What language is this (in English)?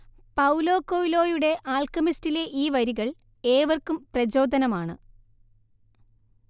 Malayalam